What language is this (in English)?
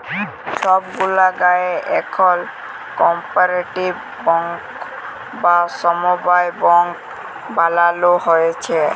Bangla